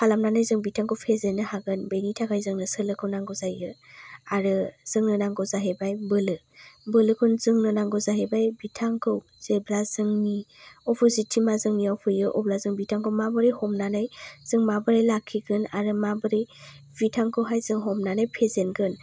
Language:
Bodo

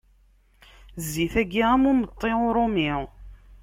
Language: Kabyle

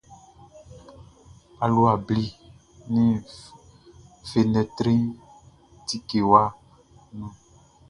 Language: Baoulé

